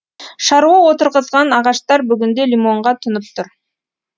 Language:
Kazakh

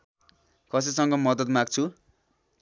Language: Nepali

